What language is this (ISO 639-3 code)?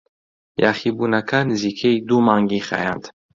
ckb